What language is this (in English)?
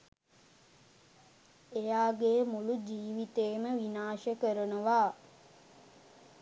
Sinhala